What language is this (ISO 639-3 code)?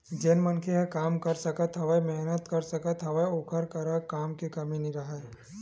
hne